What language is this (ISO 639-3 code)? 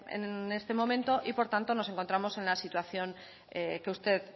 spa